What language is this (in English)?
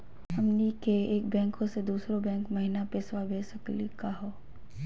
Magahi